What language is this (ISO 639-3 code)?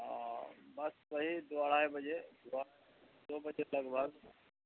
urd